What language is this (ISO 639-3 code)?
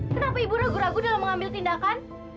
ind